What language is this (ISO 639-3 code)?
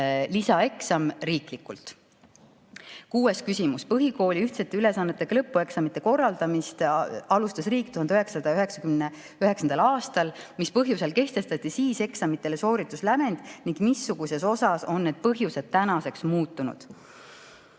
est